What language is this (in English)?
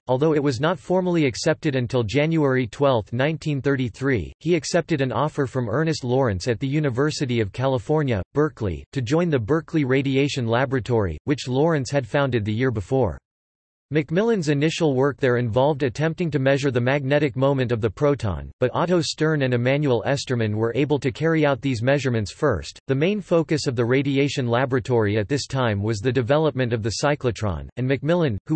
English